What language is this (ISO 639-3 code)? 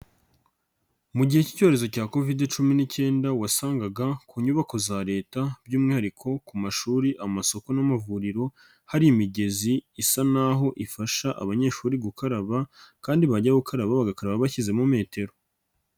kin